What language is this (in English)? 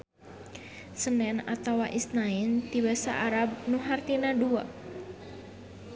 Sundanese